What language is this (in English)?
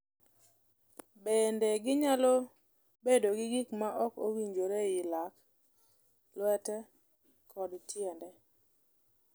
Luo (Kenya and Tanzania)